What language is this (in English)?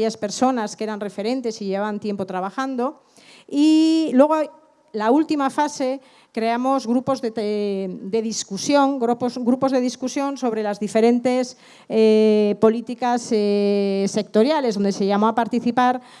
Spanish